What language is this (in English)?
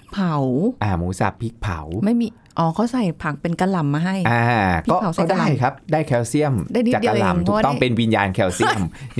Thai